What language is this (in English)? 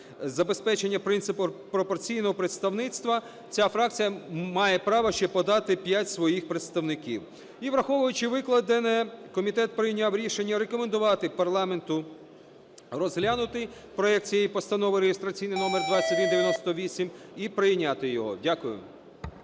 Ukrainian